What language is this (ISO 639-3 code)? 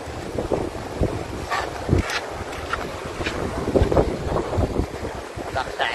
vie